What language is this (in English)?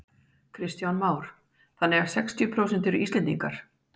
Icelandic